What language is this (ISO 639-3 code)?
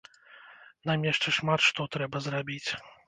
bel